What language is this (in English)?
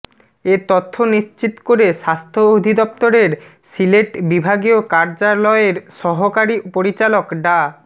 Bangla